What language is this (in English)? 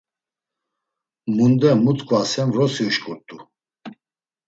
Laz